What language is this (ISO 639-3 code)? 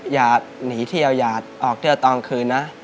tha